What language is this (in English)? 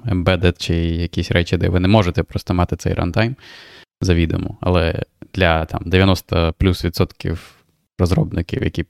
Ukrainian